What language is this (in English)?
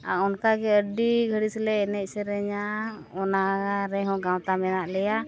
Santali